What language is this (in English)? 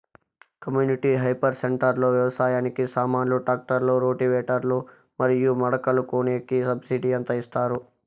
Telugu